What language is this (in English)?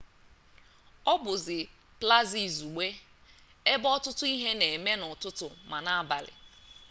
Igbo